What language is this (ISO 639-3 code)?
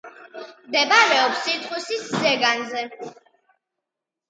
kat